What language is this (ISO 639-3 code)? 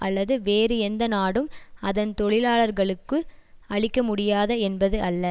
tam